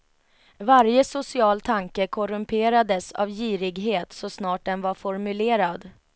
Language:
Swedish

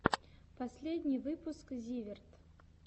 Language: Russian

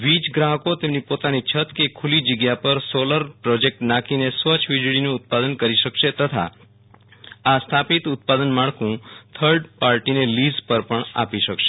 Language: Gujarati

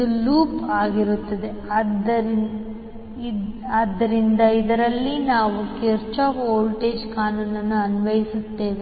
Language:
Kannada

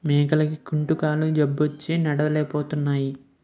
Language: Telugu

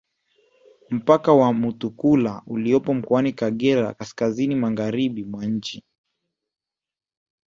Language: Swahili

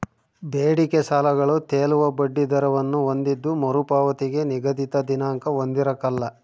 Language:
Kannada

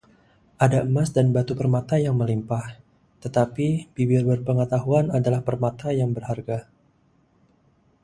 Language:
Indonesian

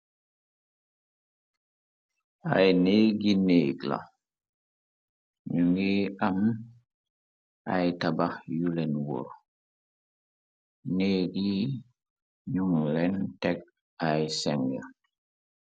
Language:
Wolof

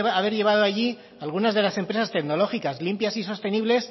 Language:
Spanish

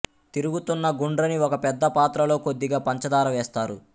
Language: Telugu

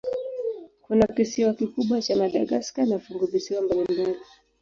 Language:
Swahili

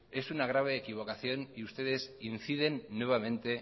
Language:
Spanish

